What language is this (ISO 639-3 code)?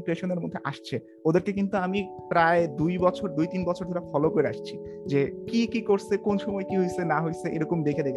ben